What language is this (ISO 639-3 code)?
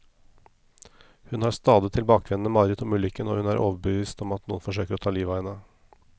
nor